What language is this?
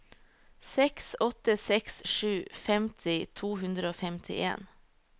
Norwegian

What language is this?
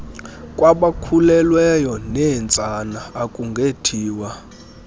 Xhosa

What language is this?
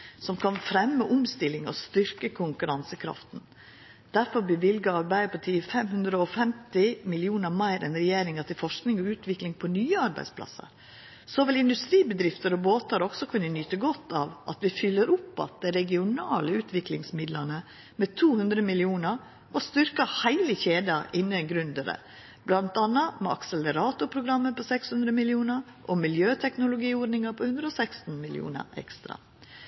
Norwegian Nynorsk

